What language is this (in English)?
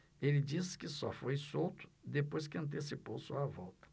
Portuguese